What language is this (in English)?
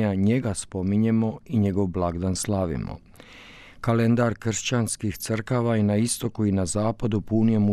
Croatian